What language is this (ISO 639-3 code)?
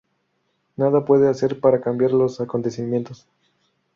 spa